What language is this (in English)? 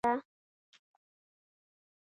Pashto